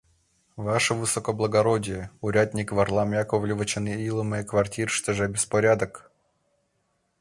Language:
Mari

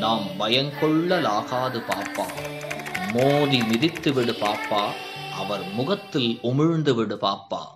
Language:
Tamil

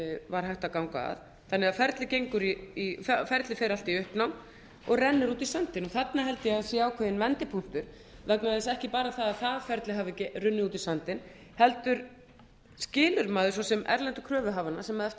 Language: Icelandic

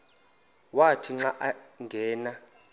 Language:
Xhosa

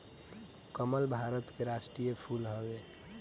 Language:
Bhojpuri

